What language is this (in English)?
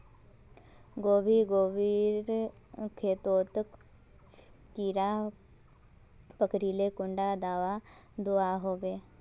Magahi